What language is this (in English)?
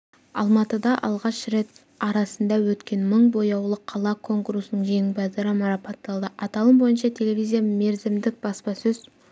Kazakh